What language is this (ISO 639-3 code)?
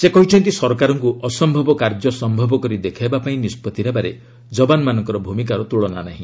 ori